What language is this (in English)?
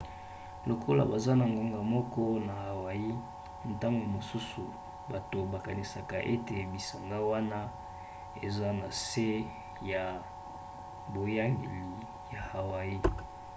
Lingala